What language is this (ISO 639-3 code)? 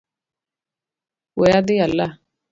luo